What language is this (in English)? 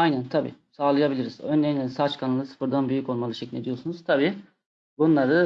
Turkish